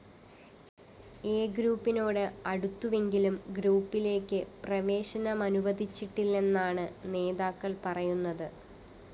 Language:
Malayalam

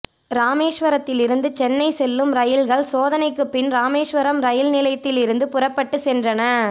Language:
Tamil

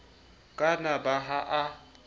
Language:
Southern Sotho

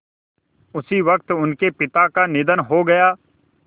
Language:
Hindi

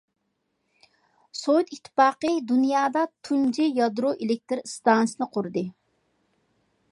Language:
Uyghur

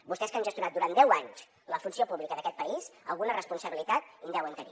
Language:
Catalan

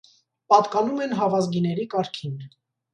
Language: Armenian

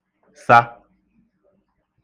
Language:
Igbo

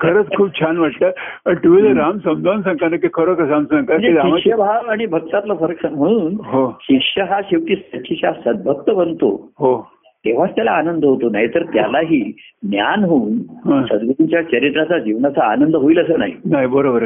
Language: Marathi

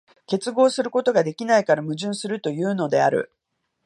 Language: Japanese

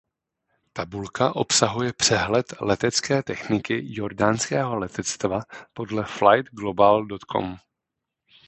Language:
Czech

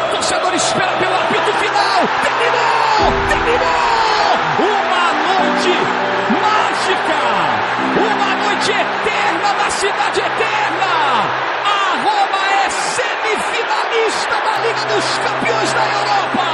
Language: Portuguese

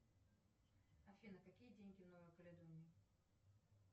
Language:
Russian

